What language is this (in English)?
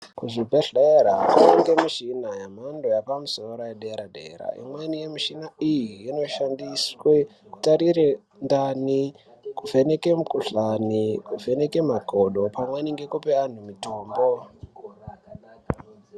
Ndau